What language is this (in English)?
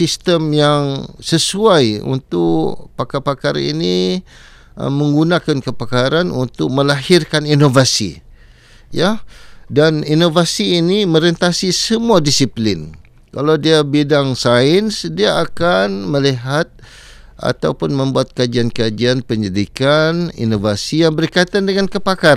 Malay